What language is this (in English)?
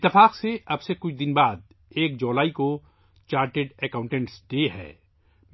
Urdu